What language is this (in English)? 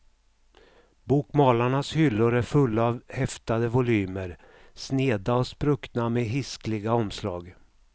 Swedish